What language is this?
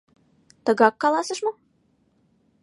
Mari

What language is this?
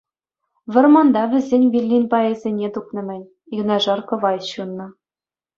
Chuvash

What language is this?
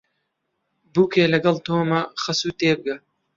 Central Kurdish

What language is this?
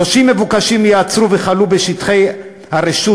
Hebrew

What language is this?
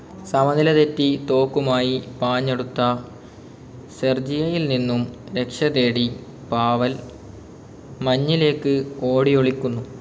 Malayalam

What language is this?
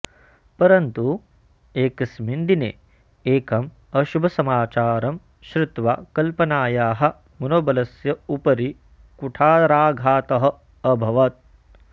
Sanskrit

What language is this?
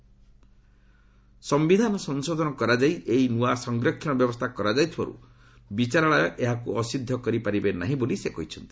Odia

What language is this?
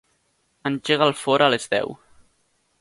Catalan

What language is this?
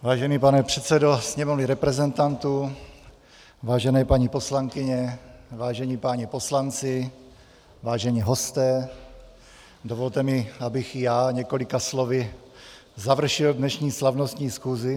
Czech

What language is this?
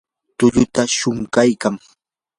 Yanahuanca Pasco Quechua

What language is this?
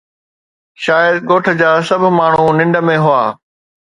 Sindhi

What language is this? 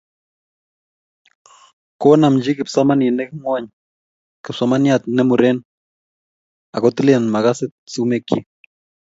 Kalenjin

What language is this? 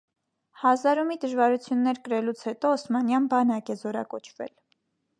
Armenian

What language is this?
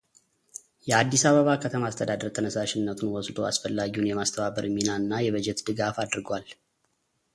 Amharic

